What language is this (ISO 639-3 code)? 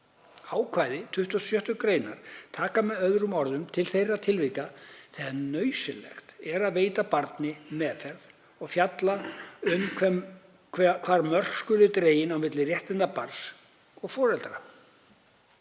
isl